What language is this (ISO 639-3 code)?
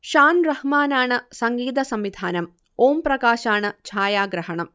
mal